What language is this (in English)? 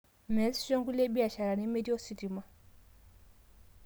Masai